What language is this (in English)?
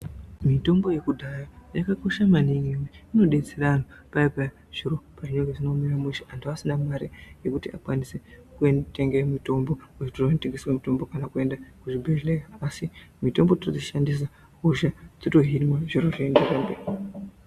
Ndau